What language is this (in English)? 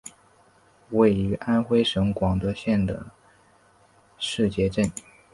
Chinese